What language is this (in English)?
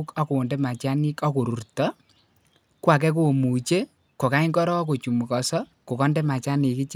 Kalenjin